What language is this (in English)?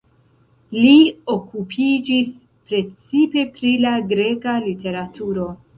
Esperanto